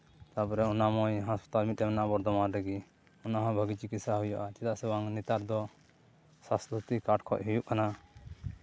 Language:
Santali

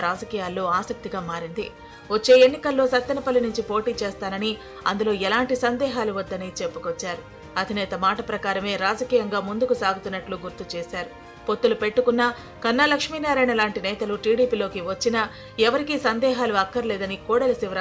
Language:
Hindi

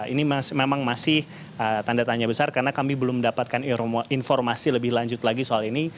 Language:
Indonesian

